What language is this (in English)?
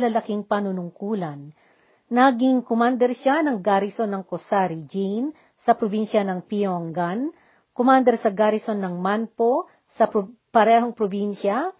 Filipino